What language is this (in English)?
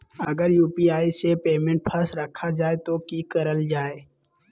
Magahi